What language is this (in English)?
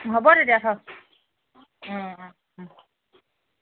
Assamese